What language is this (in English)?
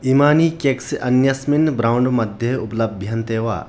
Sanskrit